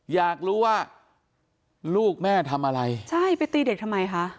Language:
Thai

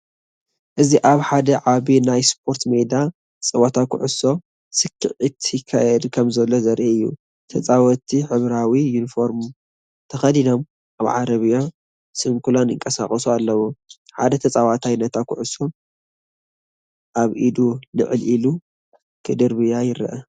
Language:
Tigrinya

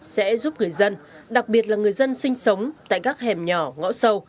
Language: Vietnamese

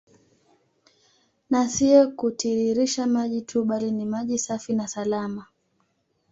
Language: Swahili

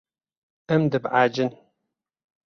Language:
Kurdish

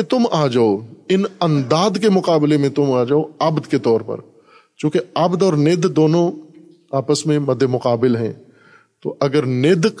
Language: Urdu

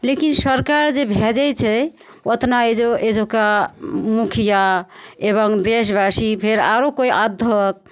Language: Maithili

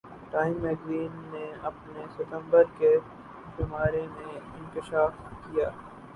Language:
Urdu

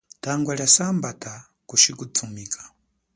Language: Chokwe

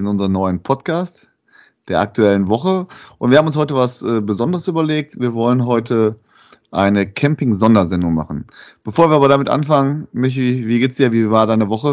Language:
German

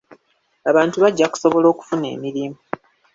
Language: Ganda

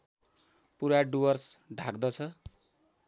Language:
Nepali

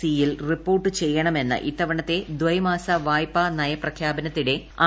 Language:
Malayalam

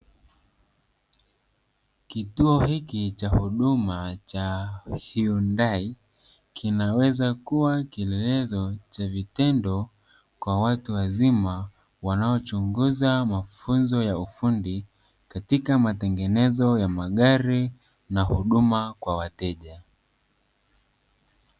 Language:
Swahili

